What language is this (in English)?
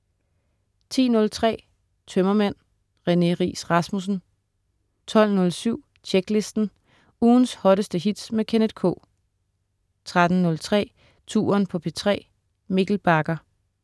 Danish